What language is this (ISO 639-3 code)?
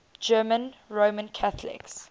eng